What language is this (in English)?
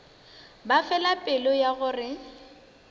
Northern Sotho